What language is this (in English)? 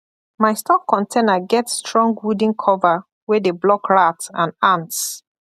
Nigerian Pidgin